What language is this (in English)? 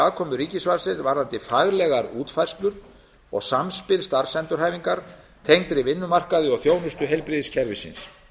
Icelandic